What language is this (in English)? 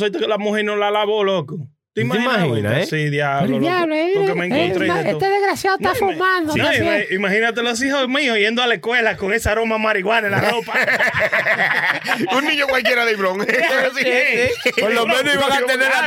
Spanish